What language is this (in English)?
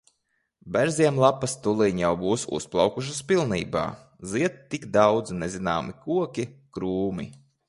Latvian